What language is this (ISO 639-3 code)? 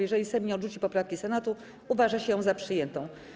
pol